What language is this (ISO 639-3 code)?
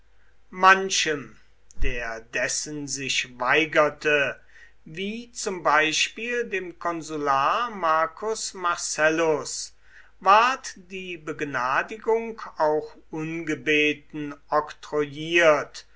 deu